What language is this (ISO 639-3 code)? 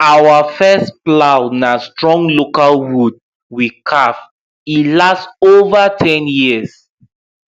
pcm